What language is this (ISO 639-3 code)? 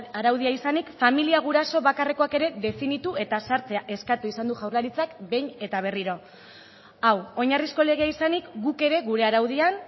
eus